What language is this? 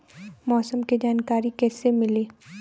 Bhojpuri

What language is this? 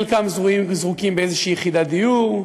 Hebrew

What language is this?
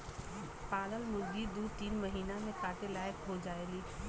Bhojpuri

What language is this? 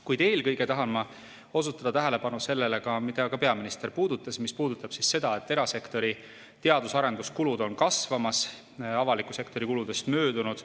Estonian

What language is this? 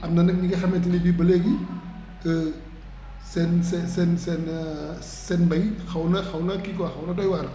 Wolof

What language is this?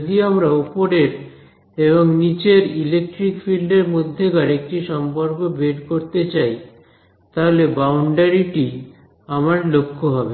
Bangla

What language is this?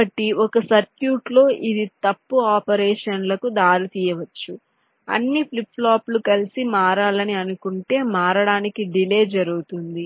Telugu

